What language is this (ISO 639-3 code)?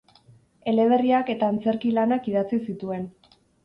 eus